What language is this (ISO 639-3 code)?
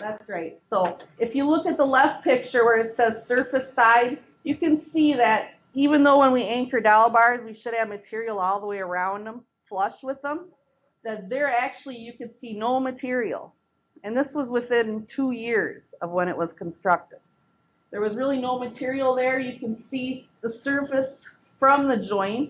eng